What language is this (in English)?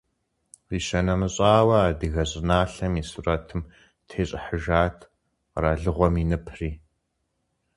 Kabardian